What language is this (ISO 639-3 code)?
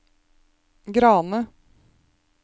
nor